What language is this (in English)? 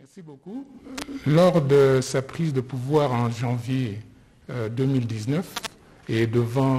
French